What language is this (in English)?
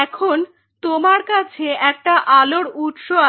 Bangla